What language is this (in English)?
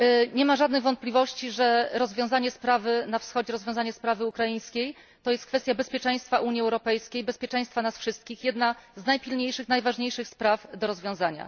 Polish